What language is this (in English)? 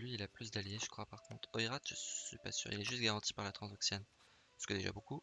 French